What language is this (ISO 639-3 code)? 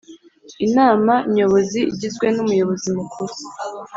kin